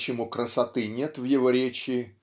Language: Russian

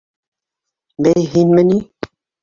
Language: Bashkir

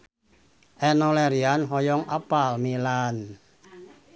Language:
Sundanese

